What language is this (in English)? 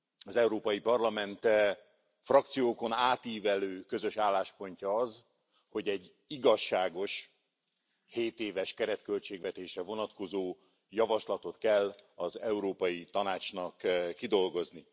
Hungarian